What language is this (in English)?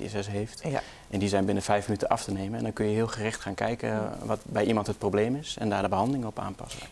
Dutch